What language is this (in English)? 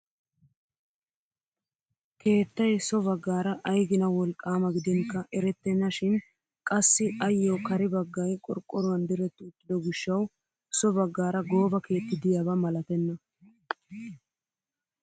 Wolaytta